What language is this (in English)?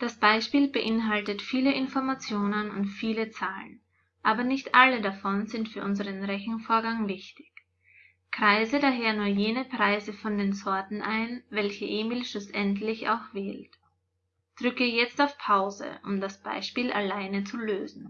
German